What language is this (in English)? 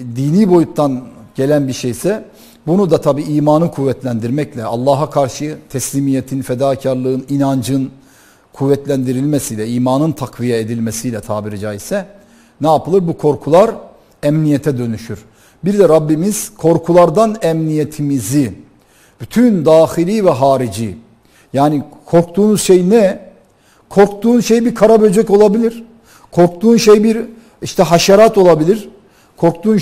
Turkish